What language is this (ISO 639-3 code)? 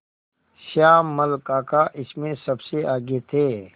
hin